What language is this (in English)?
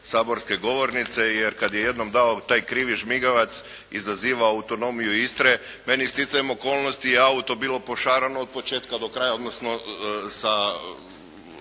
Croatian